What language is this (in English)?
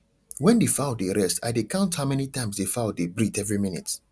Nigerian Pidgin